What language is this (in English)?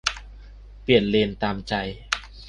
Thai